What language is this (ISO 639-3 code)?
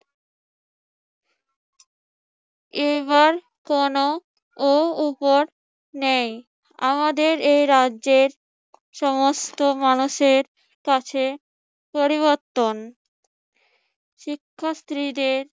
ben